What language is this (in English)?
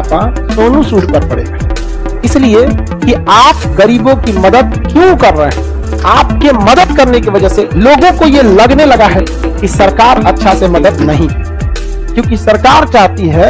Hindi